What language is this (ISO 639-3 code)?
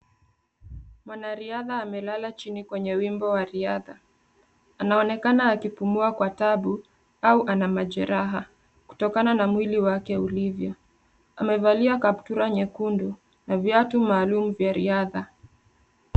swa